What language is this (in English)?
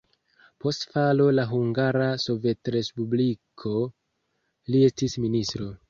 Esperanto